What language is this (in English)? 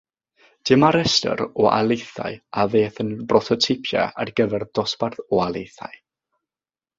Welsh